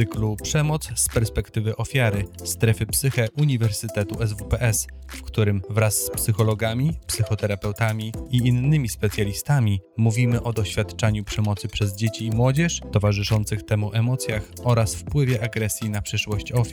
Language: Polish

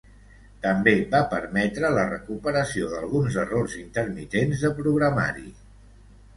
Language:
Catalan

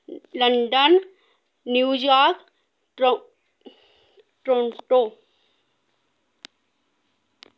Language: Dogri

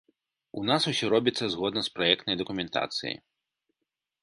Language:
Belarusian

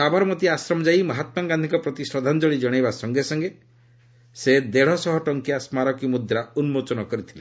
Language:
Odia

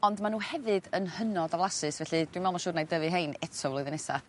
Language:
Welsh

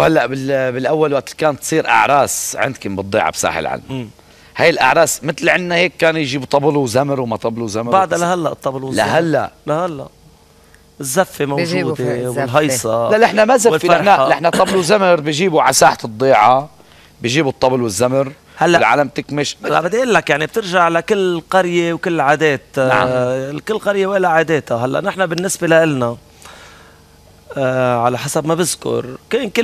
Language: Arabic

